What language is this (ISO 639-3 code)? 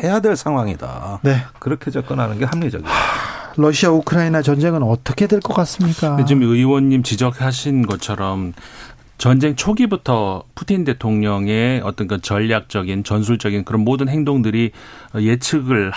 kor